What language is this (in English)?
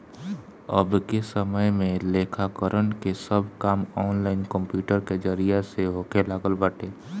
Bhojpuri